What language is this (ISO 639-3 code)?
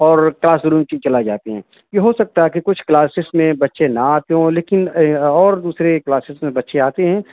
urd